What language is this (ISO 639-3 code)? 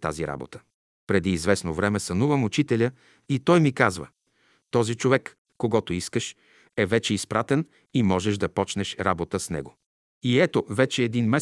bul